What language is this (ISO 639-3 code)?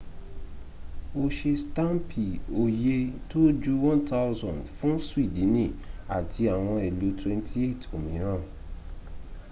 yor